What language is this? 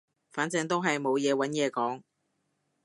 Cantonese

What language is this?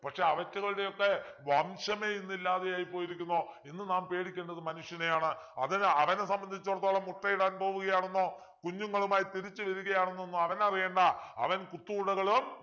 Malayalam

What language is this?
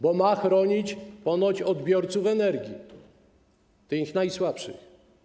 Polish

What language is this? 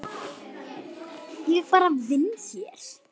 Icelandic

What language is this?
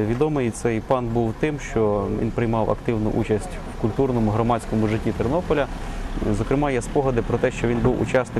Ukrainian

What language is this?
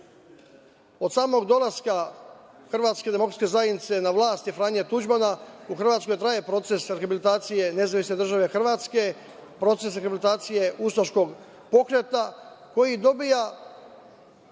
Serbian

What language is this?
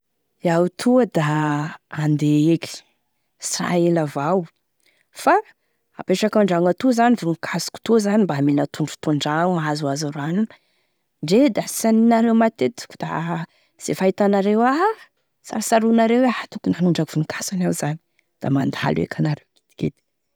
Tesaka Malagasy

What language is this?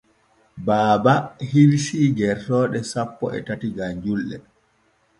Borgu Fulfulde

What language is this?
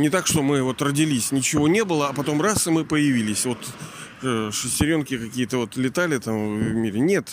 Russian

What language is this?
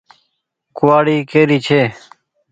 Goaria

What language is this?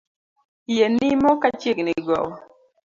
Luo (Kenya and Tanzania)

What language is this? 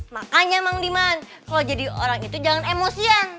Indonesian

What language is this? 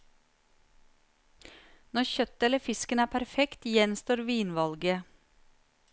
Norwegian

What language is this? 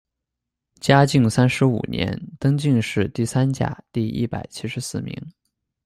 Chinese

